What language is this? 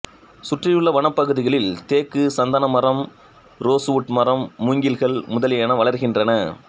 Tamil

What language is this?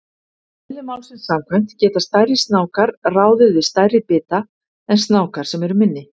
Icelandic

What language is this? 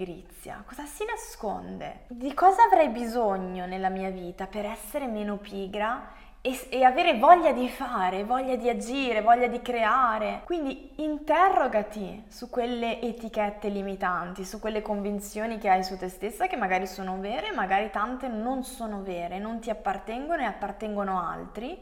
Italian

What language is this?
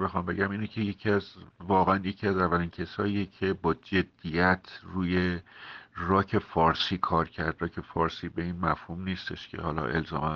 Persian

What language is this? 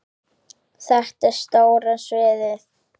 Icelandic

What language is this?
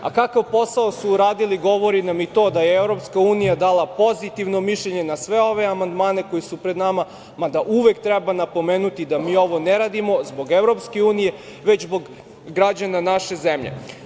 Serbian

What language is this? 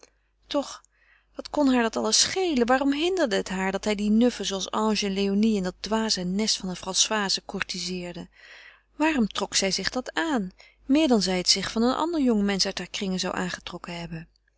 Dutch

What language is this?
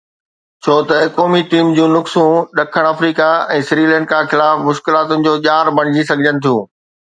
Sindhi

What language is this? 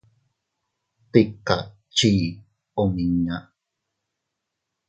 Teutila Cuicatec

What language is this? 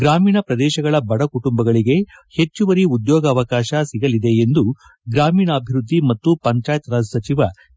Kannada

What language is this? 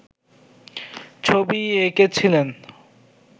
Bangla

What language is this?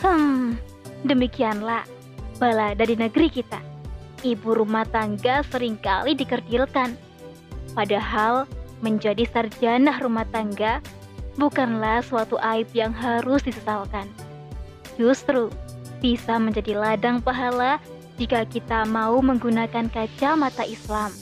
Indonesian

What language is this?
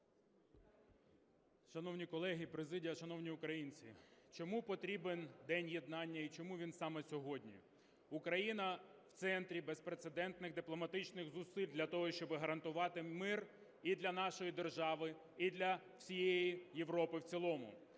Ukrainian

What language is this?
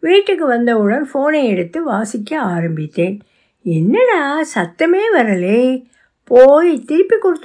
Tamil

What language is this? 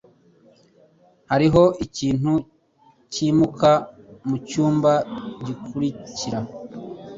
Kinyarwanda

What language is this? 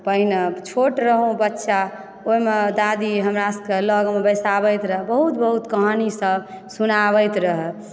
Maithili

